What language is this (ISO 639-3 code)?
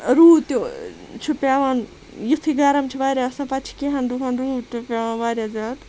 kas